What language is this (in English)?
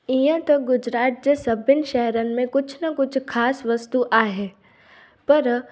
Sindhi